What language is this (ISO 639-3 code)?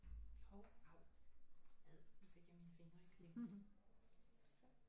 dan